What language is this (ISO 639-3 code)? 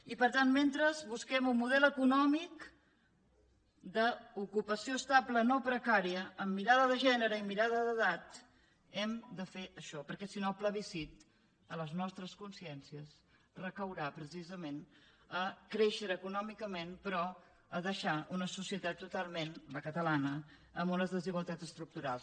cat